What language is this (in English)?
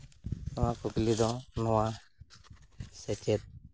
Santali